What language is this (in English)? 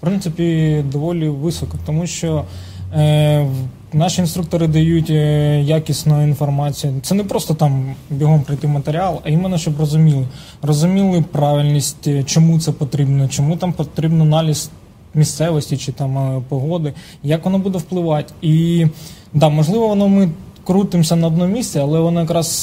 Russian